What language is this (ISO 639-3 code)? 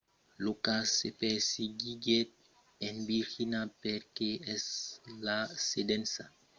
oci